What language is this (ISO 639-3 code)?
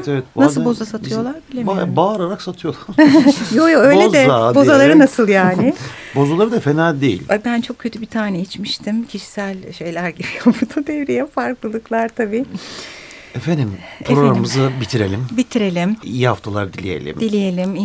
tur